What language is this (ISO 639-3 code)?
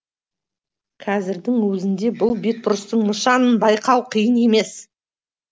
kaz